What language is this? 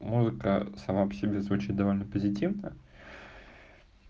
Russian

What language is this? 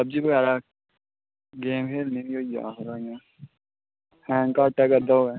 Dogri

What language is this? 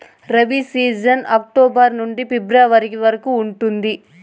Telugu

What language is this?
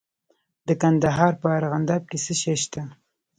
Pashto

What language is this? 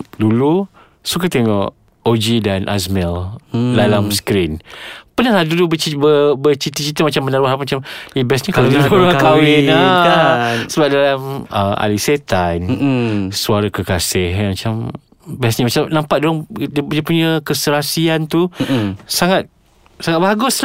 Malay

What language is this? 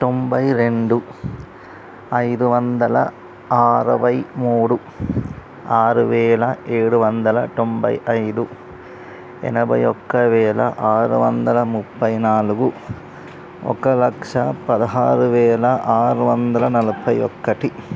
Telugu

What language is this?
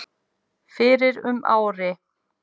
Icelandic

